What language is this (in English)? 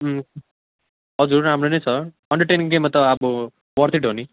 Nepali